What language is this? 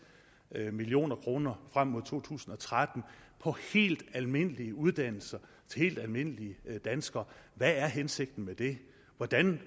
Danish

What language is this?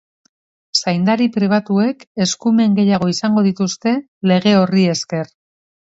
Basque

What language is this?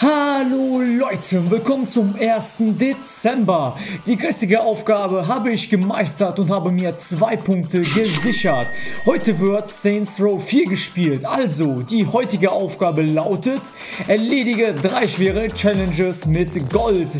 German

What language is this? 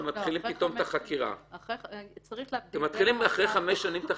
Hebrew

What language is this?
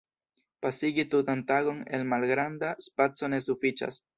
Esperanto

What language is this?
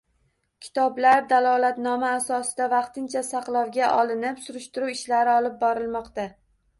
Uzbek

